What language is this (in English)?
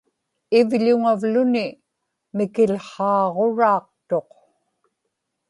Inupiaq